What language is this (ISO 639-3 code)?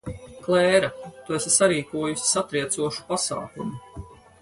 lav